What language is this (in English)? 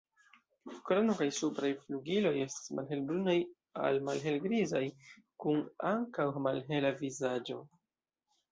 Esperanto